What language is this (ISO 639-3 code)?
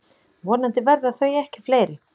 isl